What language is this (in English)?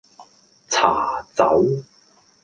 Cantonese